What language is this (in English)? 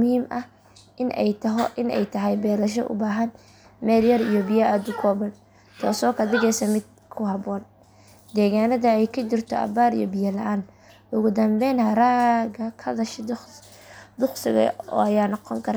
Somali